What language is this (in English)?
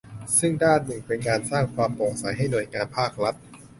Thai